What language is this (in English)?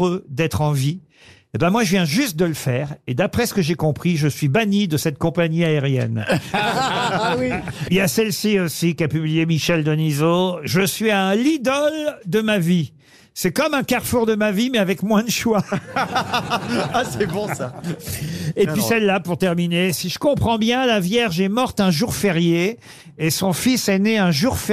French